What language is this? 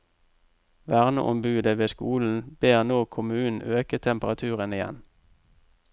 Norwegian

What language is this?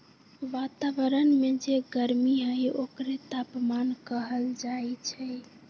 Magahi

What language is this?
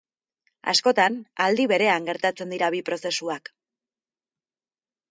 Basque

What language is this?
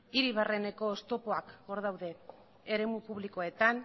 Basque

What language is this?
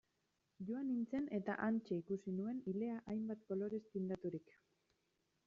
Basque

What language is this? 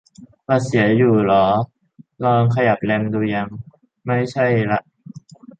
Thai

